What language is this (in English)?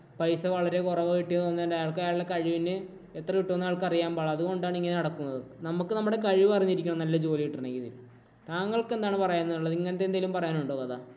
Malayalam